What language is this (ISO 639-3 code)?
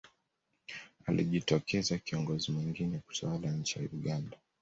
swa